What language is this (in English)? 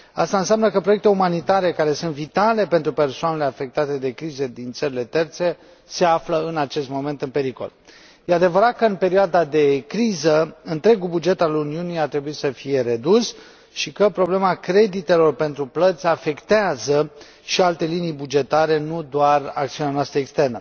Romanian